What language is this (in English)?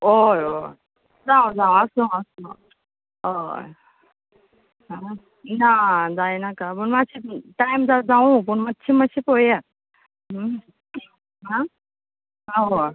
Konkani